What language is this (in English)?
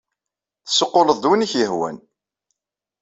Kabyle